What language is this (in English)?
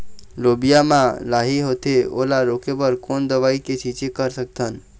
Chhattisgarhi